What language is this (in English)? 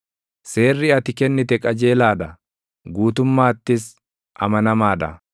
Oromo